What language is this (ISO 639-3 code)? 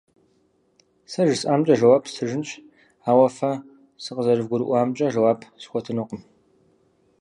kbd